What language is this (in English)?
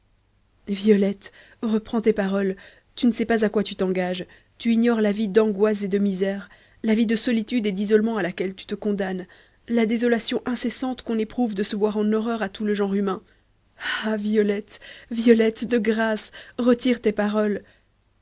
French